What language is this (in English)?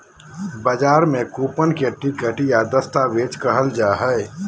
Magahi